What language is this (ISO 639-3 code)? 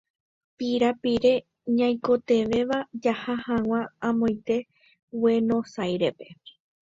grn